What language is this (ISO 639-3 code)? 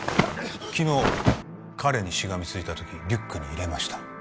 jpn